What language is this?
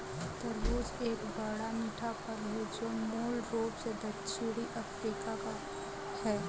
Hindi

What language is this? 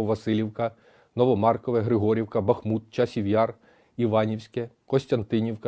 Ukrainian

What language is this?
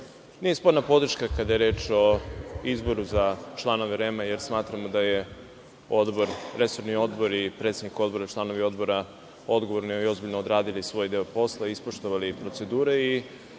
Serbian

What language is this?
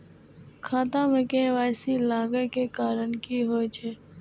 Maithili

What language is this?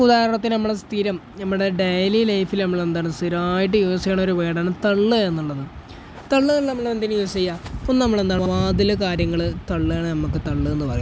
Malayalam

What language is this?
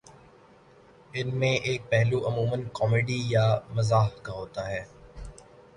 Urdu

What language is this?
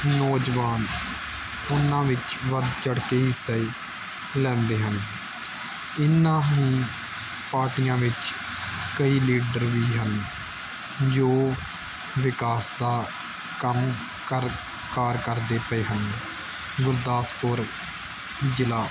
Punjabi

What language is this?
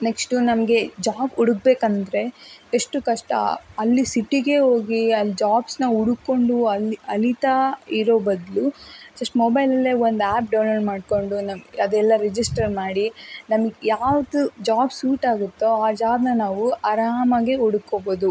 Kannada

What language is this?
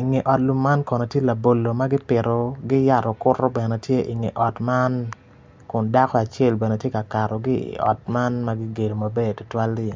Acoli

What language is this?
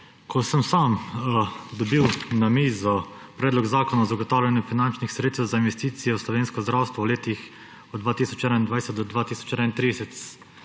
Slovenian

